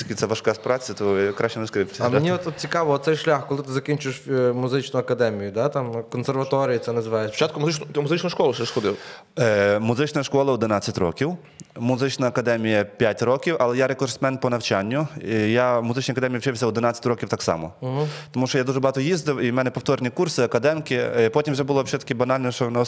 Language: Ukrainian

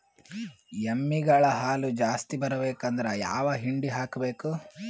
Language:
Kannada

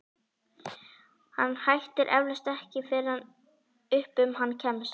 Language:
Icelandic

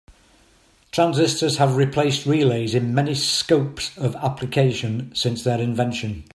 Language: English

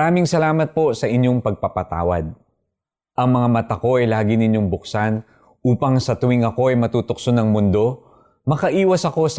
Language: Filipino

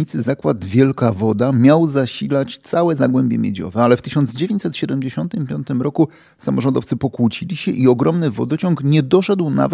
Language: Polish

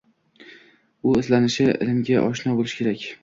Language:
Uzbek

